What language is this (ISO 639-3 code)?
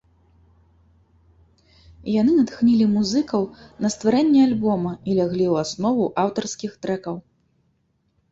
bel